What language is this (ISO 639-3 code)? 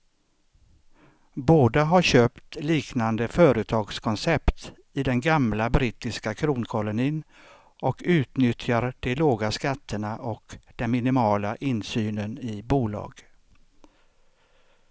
swe